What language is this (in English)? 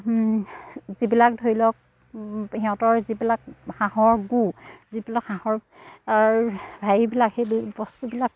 Assamese